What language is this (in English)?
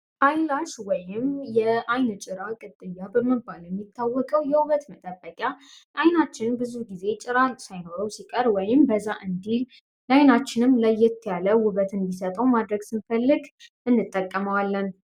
Amharic